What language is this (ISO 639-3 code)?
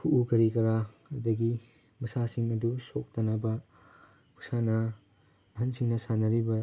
mni